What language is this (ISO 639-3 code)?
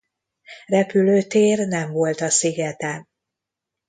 hun